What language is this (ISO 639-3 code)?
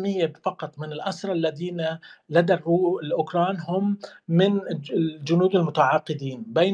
ara